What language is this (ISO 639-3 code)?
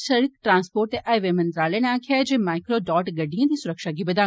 doi